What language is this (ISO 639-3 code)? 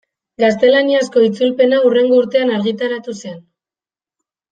eus